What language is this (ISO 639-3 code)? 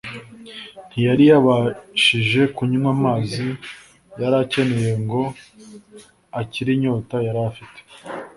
kin